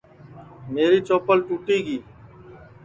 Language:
Sansi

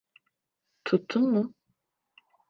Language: Turkish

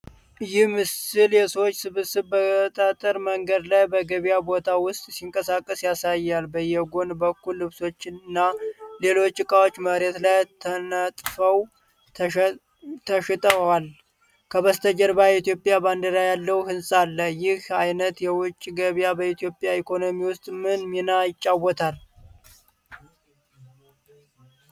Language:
Amharic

